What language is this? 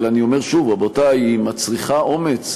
Hebrew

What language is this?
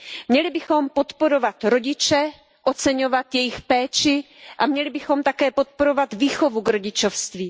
Czech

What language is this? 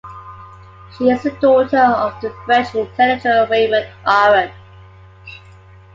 English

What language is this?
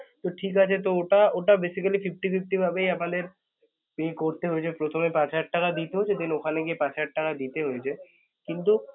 Bangla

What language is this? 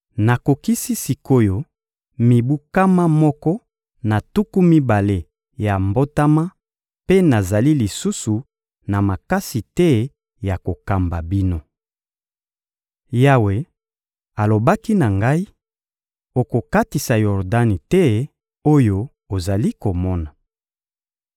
Lingala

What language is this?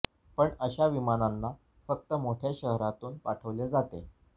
Marathi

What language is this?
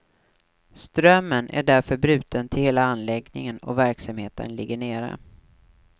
Swedish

